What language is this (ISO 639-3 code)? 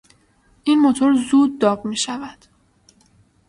fas